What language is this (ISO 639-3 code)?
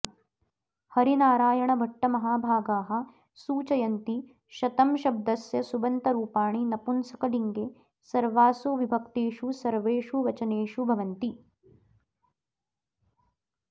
san